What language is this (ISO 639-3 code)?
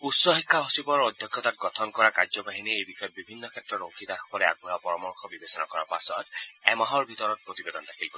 asm